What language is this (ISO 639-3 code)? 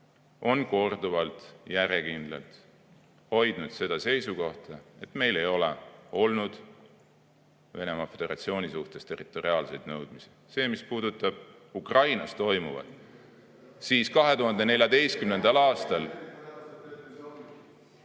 est